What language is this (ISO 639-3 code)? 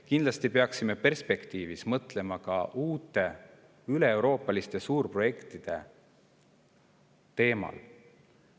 est